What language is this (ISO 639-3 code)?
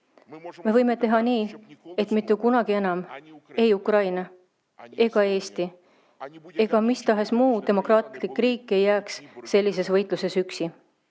est